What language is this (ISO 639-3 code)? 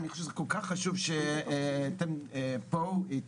heb